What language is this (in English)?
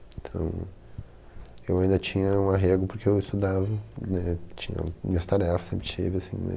Portuguese